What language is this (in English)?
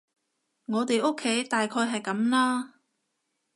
Cantonese